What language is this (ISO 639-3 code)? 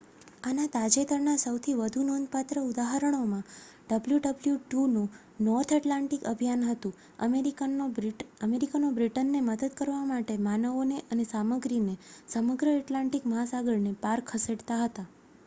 guj